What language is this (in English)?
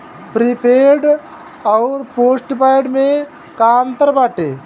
Bhojpuri